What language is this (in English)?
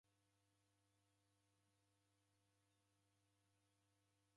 Taita